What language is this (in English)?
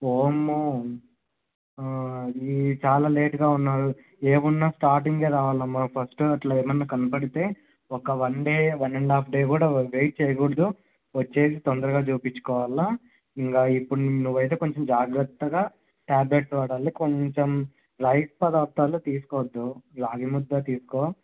Telugu